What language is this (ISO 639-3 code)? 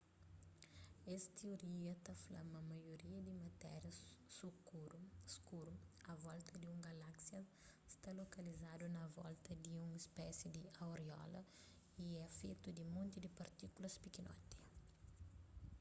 kea